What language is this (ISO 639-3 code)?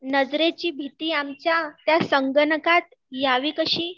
mar